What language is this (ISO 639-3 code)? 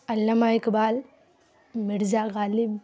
urd